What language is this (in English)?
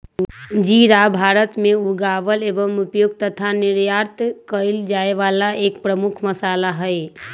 Magahi